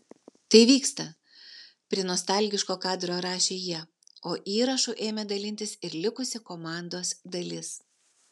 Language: Lithuanian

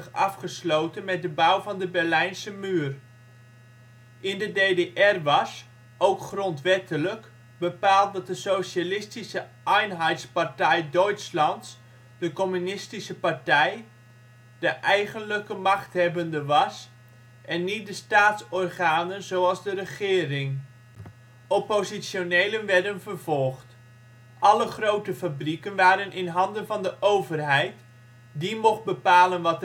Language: Dutch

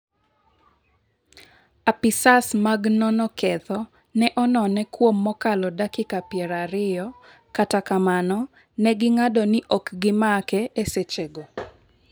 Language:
Luo (Kenya and Tanzania)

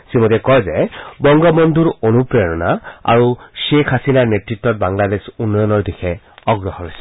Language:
Assamese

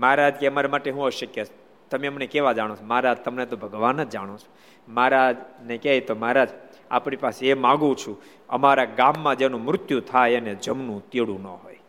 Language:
Gujarati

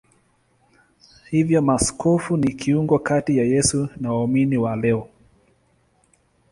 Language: Swahili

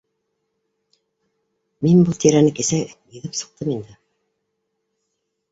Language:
Bashkir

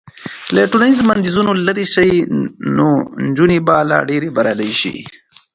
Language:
Pashto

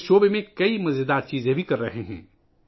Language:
Urdu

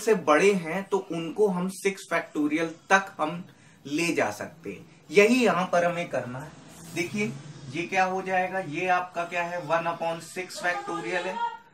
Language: Hindi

